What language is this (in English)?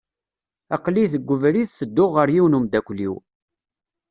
Kabyle